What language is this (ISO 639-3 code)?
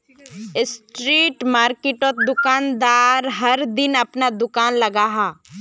mag